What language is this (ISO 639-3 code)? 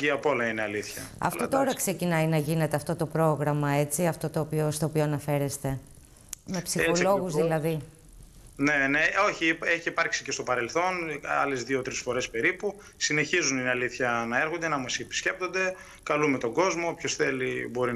ell